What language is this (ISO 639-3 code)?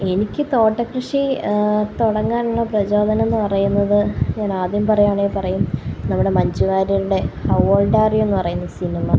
mal